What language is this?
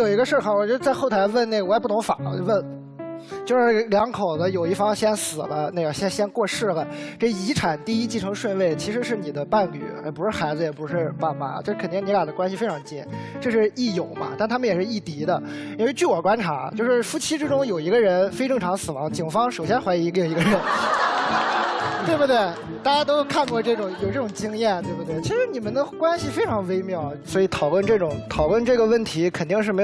Chinese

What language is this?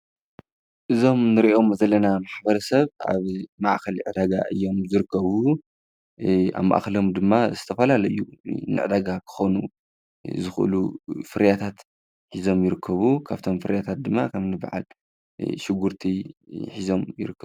Tigrinya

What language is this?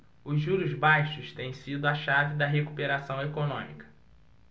Portuguese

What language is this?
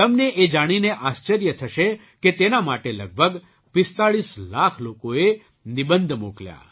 Gujarati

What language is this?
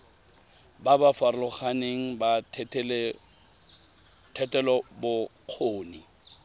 Tswana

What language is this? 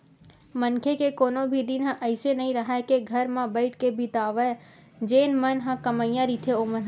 Chhattisgarhi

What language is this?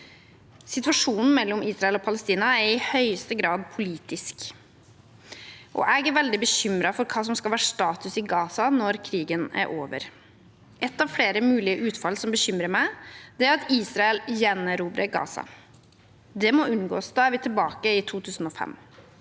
Norwegian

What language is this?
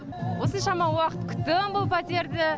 Kazakh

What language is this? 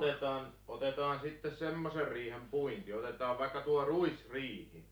Finnish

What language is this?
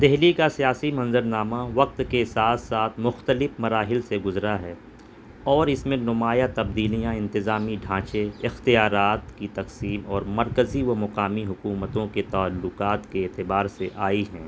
Urdu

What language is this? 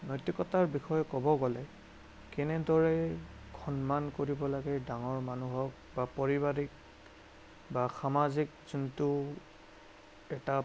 Assamese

